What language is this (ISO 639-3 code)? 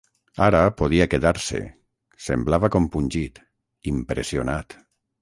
cat